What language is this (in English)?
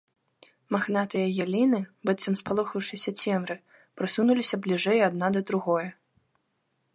Belarusian